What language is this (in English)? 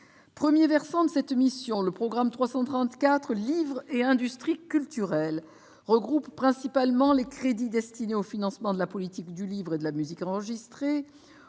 French